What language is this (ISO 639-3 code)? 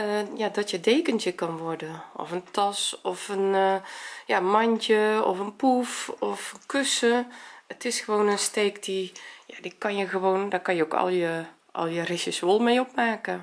nld